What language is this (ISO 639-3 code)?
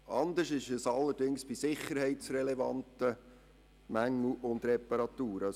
gsw